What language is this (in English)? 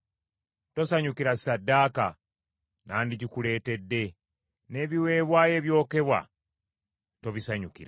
Ganda